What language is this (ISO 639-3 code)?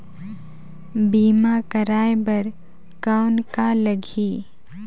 hne